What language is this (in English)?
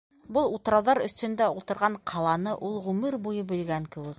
Bashkir